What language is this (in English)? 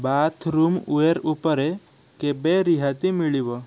Odia